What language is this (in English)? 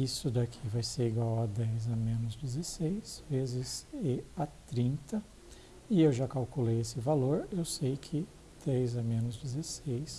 Portuguese